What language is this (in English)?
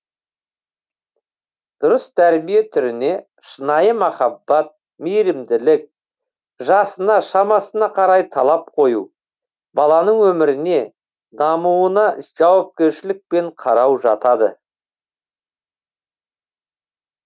Kazakh